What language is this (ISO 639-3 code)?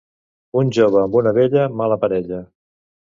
cat